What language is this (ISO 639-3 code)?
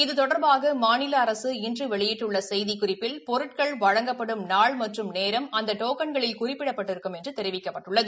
tam